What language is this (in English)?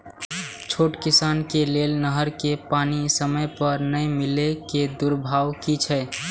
Maithili